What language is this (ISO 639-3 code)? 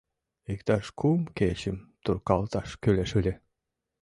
chm